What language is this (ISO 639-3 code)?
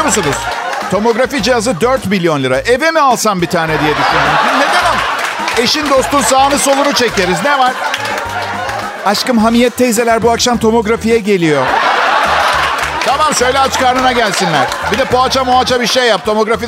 tur